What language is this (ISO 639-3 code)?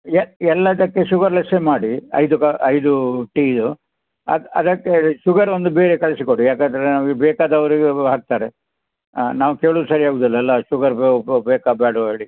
kan